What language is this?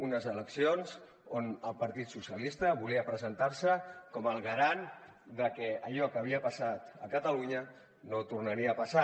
Catalan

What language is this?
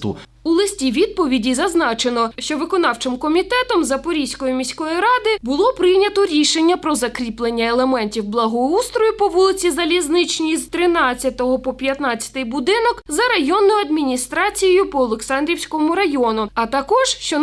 Ukrainian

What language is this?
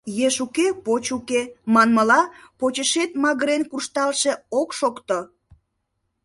Mari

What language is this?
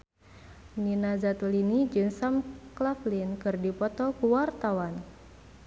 Sundanese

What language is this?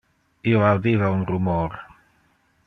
Interlingua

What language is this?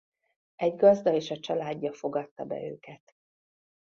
Hungarian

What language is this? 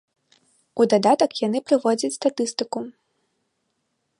Belarusian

